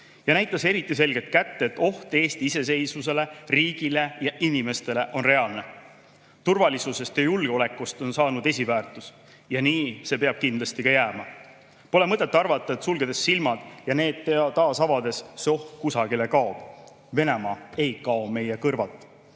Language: Estonian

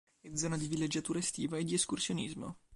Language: Italian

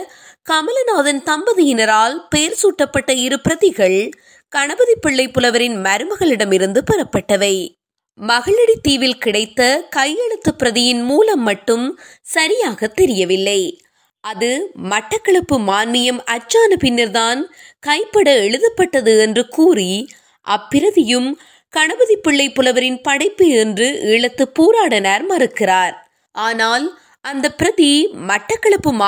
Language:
Tamil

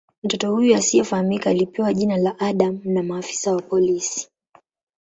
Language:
Swahili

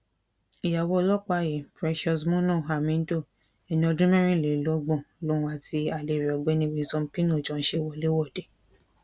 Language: Yoruba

